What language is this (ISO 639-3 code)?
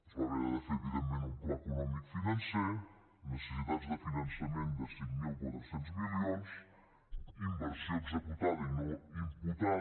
cat